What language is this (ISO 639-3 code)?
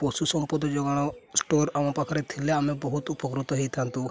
ori